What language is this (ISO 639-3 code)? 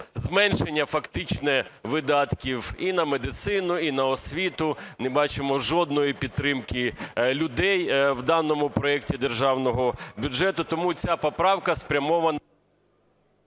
ukr